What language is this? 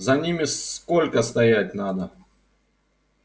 Russian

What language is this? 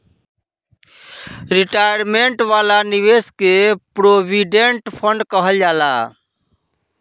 Bhojpuri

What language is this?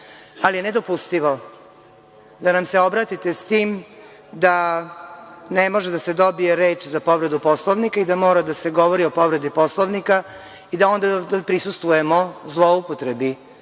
Serbian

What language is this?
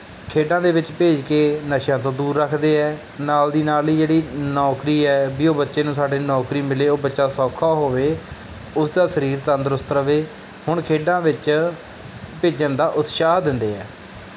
Punjabi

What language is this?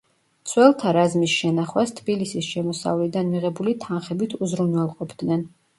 Georgian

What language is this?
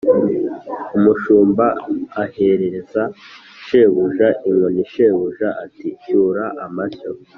Kinyarwanda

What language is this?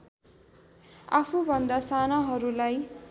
Nepali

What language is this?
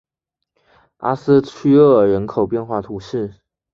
Chinese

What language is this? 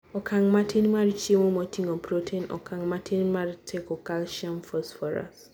Luo (Kenya and Tanzania)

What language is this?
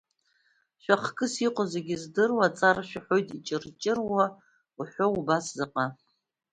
Abkhazian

